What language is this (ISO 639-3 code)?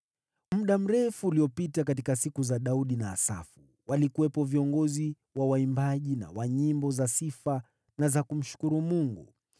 swa